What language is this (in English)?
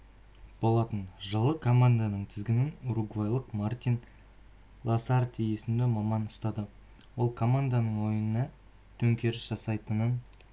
Kazakh